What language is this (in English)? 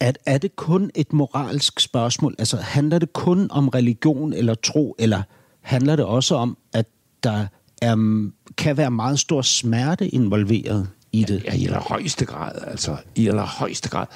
Danish